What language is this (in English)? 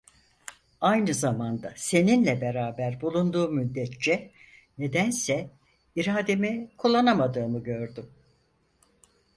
Turkish